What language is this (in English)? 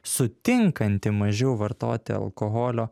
Lithuanian